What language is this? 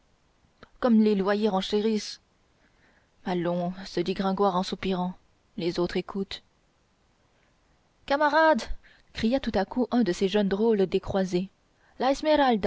French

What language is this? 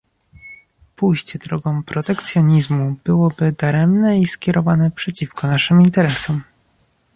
Polish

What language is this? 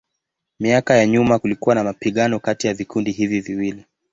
Swahili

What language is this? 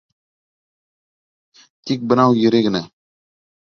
Bashkir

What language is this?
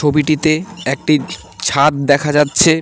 Bangla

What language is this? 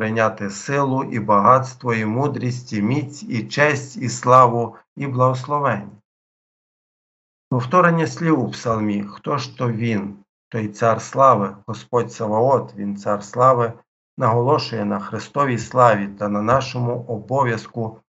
Ukrainian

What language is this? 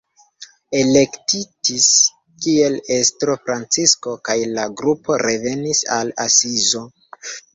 Esperanto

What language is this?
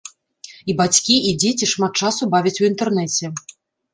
Belarusian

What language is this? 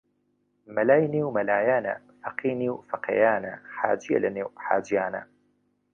Central Kurdish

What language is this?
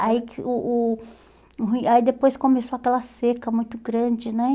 Portuguese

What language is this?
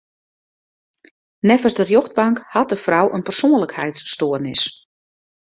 Western Frisian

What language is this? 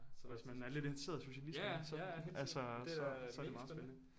Danish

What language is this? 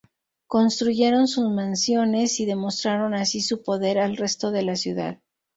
Spanish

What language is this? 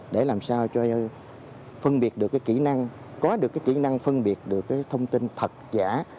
Vietnamese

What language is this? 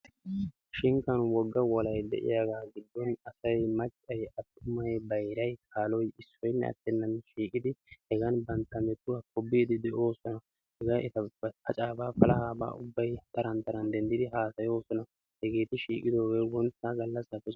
Wolaytta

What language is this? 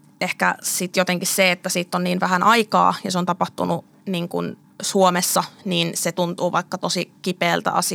Finnish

